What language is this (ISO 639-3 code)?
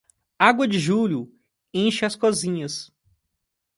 por